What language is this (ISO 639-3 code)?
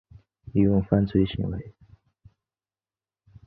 zho